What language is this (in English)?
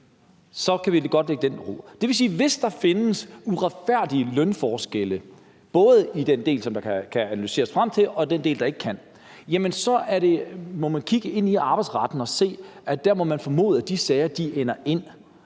Danish